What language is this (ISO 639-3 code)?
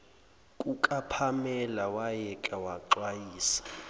zul